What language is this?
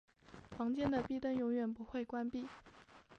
Chinese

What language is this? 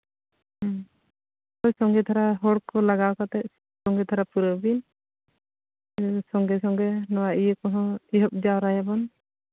Santali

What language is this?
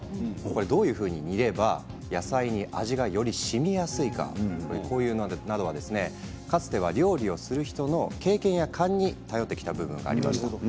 Japanese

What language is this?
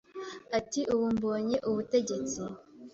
Kinyarwanda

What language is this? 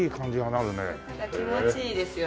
Japanese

